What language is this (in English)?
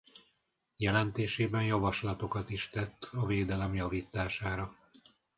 Hungarian